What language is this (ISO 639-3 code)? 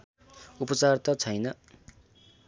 nep